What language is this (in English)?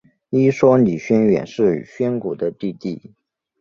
Chinese